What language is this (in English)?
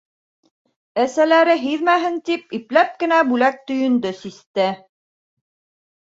Bashkir